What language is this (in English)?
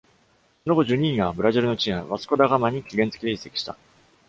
Japanese